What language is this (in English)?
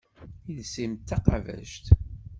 Kabyle